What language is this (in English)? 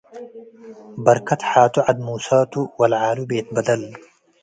Tigre